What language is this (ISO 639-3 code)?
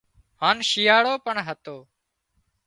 kxp